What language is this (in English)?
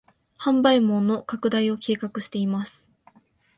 Japanese